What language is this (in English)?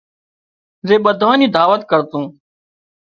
Wadiyara Koli